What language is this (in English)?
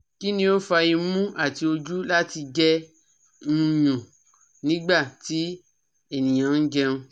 Yoruba